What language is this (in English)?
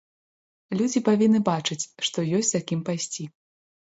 Belarusian